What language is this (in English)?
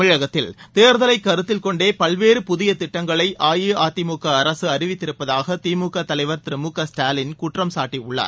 Tamil